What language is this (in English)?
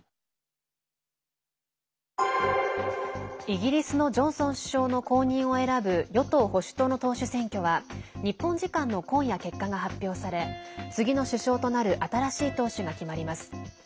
Japanese